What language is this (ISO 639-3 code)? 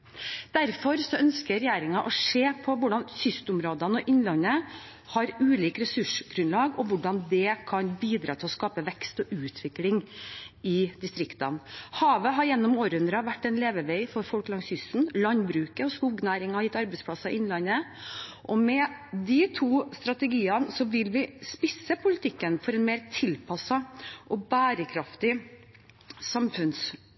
nob